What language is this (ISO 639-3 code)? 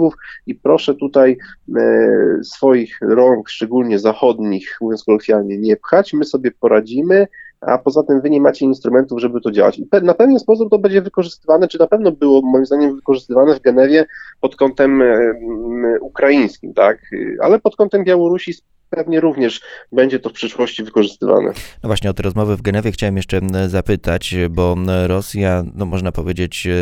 pol